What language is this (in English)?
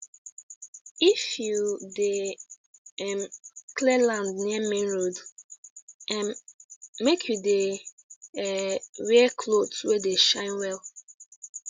Nigerian Pidgin